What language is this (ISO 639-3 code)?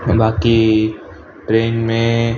snd